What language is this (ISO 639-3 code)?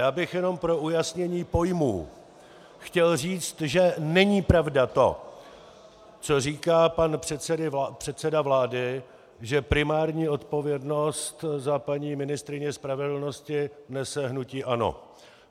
ces